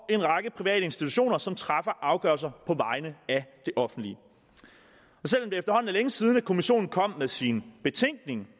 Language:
Danish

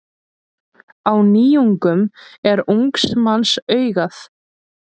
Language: Icelandic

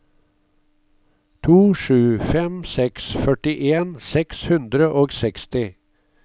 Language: Norwegian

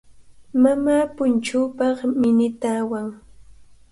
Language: Cajatambo North Lima Quechua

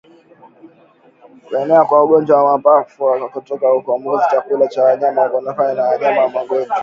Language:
Swahili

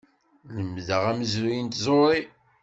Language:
Kabyle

